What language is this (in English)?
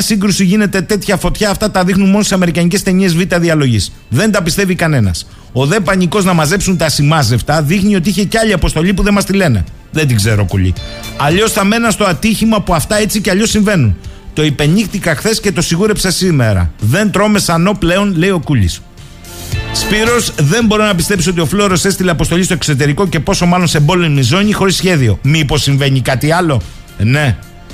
Greek